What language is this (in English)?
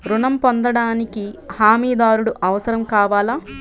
Telugu